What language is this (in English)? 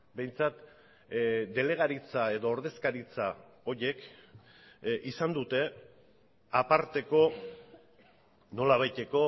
Basque